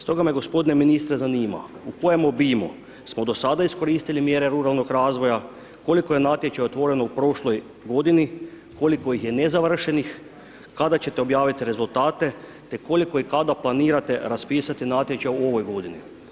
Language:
Croatian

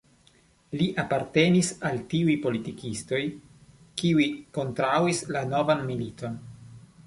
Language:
Esperanto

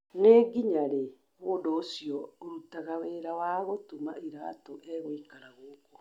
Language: Kikuyu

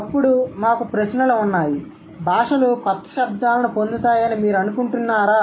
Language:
Telugu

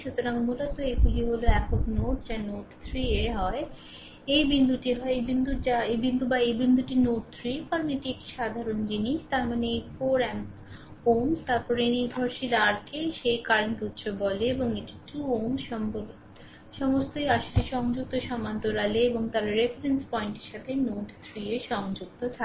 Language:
Bangla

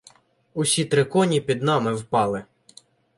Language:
Ukrainian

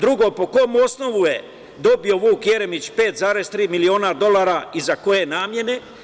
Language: Serbian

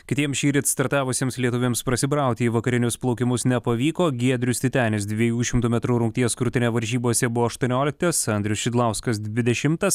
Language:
Lithuanian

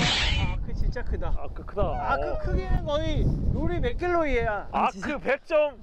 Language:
Korean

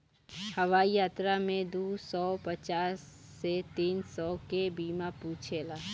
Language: Bhojpuri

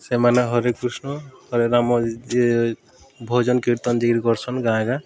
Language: Odia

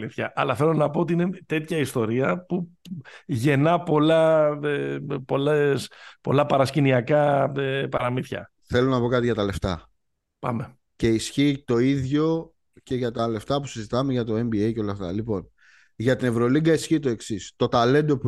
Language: Greek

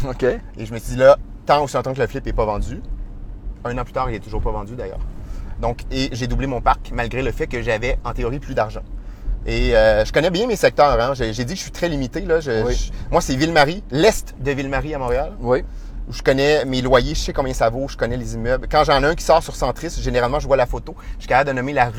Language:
French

